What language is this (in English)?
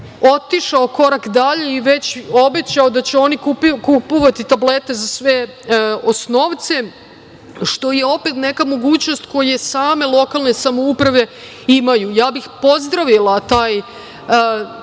Serbian